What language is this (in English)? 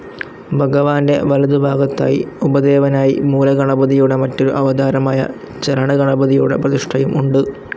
Malayalam